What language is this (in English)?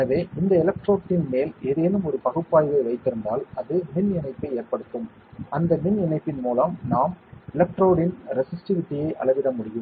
Tamil